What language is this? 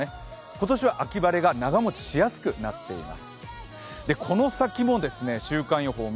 Japanese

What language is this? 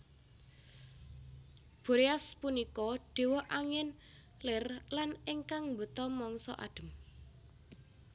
Javanese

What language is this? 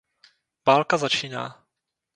Czech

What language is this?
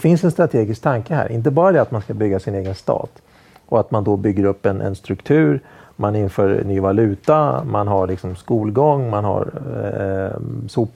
Swedish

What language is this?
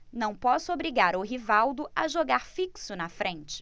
Portuguese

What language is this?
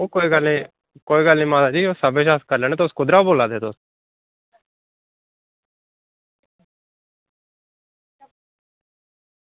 Dogri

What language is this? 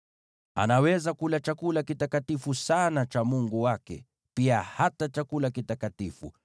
Swahili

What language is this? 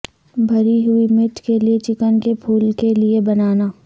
Urdu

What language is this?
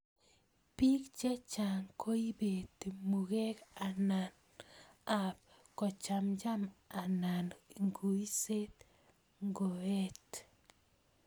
Kalenjin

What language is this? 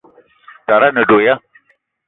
Eton (Cameroon)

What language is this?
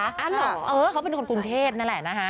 Thai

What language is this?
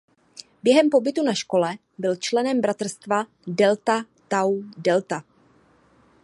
Czech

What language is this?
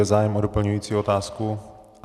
Czech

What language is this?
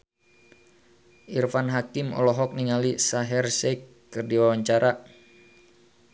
Sundanese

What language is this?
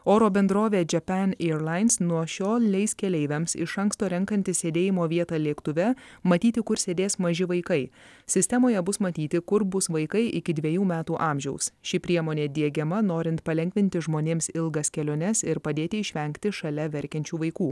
Lithuanian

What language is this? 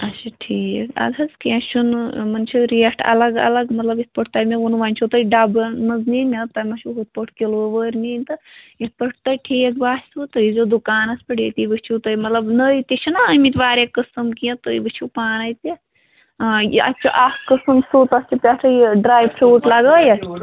Kashmiri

